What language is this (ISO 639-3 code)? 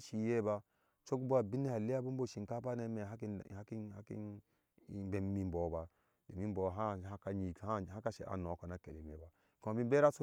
ahs